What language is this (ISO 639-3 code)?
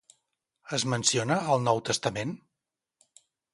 cat